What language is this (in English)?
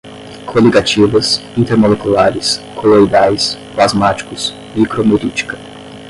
Portuguese